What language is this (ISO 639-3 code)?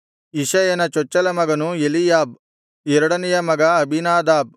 kan